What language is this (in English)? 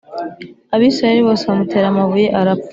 Kinyarwanda